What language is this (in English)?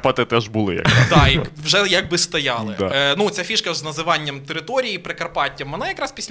Ukrainian